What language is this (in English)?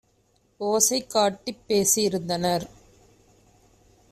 Tamil